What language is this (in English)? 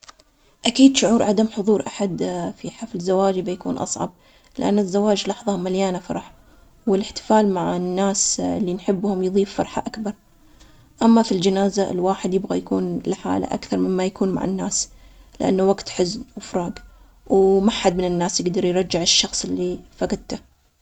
Omani Arabic